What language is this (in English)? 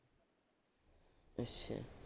Punjabi